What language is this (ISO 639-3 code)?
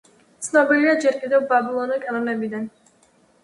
kat